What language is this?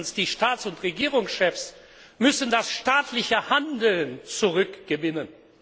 German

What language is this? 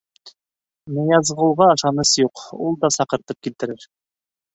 Bashkir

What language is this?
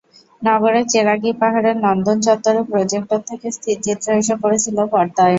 Bangla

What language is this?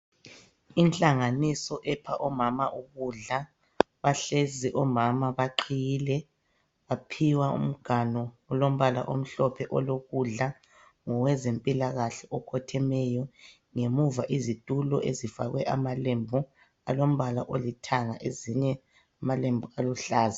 North Ndebele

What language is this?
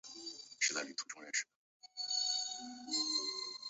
Chinese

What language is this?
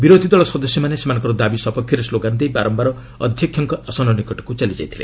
Odia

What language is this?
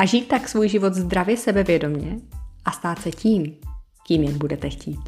Czech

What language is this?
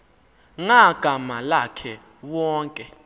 Xhosa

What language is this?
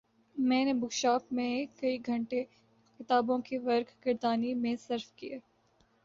Urdu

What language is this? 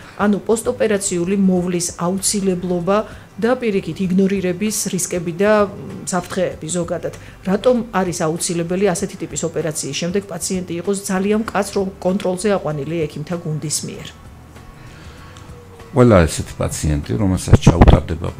Romanian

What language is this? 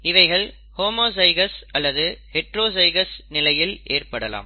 Tamil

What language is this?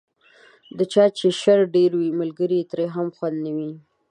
Pashto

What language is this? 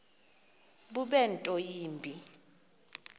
Xhosa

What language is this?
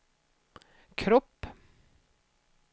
Swedish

